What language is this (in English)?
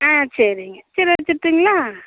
Tamil